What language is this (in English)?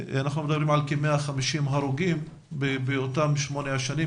Hebrew